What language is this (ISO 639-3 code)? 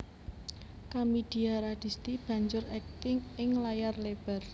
jav